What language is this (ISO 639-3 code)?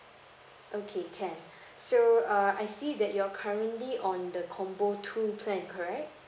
eng